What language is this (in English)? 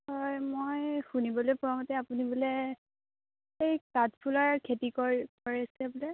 Assamese